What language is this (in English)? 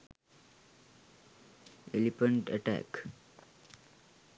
Sinhala